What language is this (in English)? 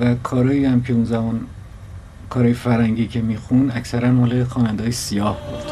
Persian